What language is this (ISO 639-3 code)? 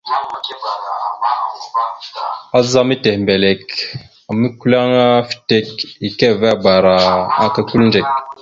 mxu